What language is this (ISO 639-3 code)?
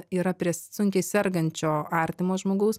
lit